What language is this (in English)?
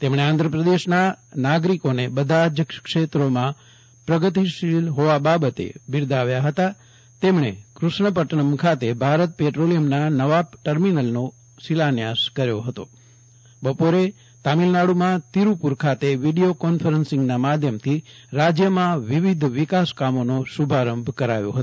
Gujarati